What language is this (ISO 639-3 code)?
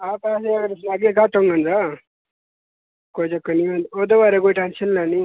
doi